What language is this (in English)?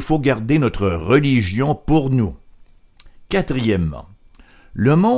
French